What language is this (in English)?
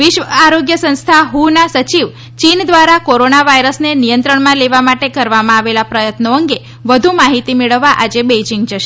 Gujarati